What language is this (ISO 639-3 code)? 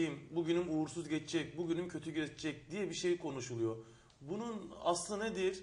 tur